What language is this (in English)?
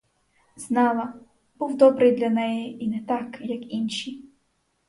Ukrainian